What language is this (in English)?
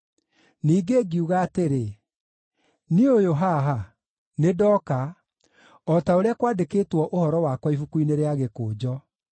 Kikuyu